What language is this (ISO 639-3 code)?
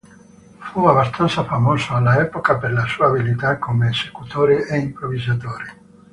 ita